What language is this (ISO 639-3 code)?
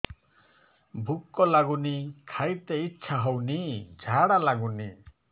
ori